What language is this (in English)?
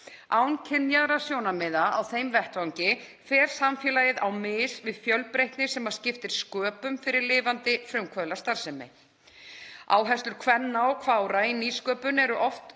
Icelandic